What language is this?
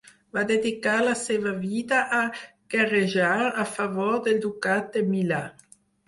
Catalan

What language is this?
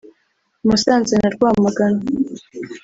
Kinyarwanda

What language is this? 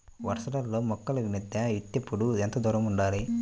Telugu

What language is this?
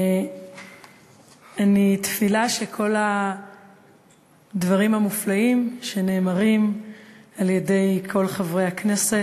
Hebrew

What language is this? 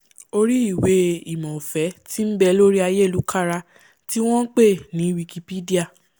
Yoruba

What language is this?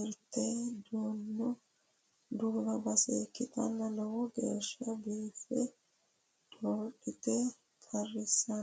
Sidamo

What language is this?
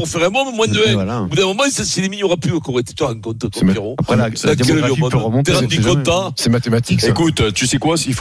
French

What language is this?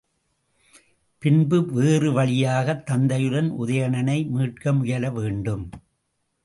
Tamil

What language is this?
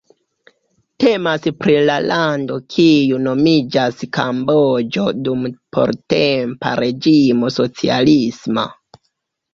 Esperanto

